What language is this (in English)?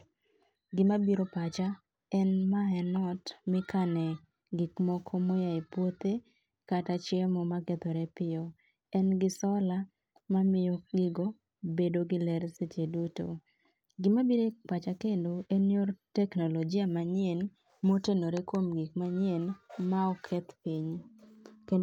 Luo (Kenya and Tanzania)